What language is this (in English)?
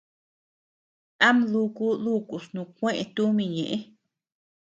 Tepeuxila Cuicatec